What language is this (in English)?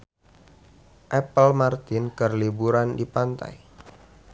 Sundanese